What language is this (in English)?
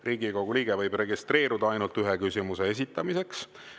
Estonian